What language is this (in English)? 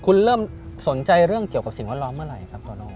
Thai